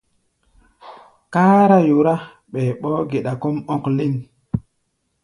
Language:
Gbaya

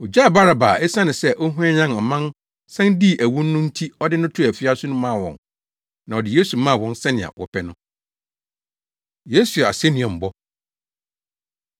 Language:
Akan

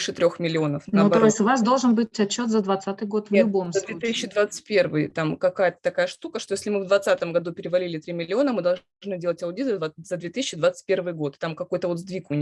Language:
Russian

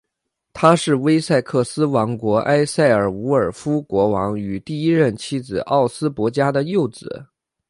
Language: Chinese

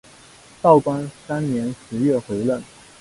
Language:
Chinese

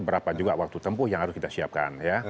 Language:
Indonesian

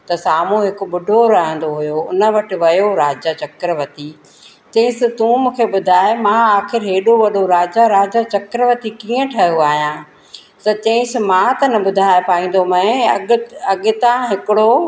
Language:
Sindhi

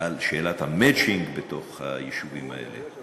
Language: Hebrew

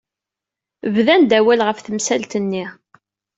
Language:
Kabyle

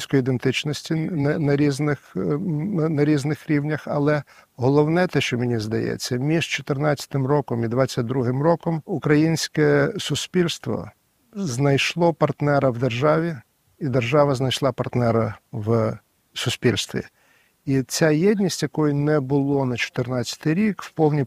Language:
Ukrainian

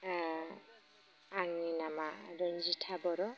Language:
Bodo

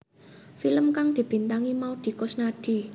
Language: Javanese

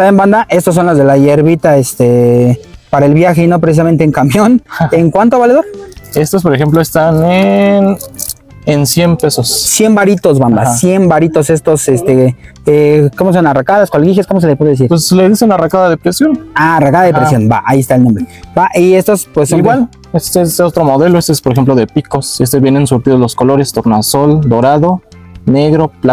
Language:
Spanish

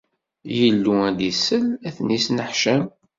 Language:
Kabyle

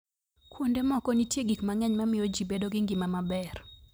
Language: Luo (Kenya and Tanzania)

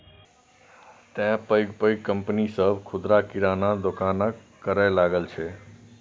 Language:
Maithili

